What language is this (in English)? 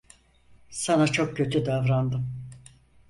Turkish